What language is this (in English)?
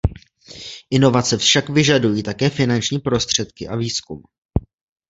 Czech